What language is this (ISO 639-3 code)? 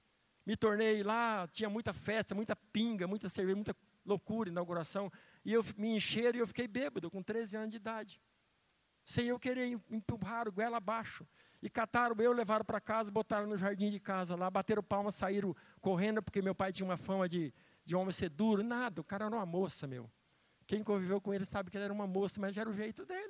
por